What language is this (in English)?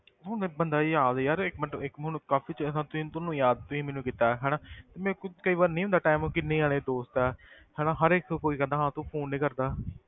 Punjabi